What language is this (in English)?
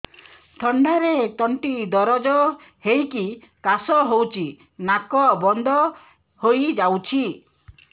Odia